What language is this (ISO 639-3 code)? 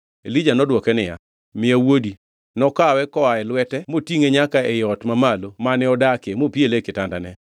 luo